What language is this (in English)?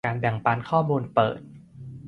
Thai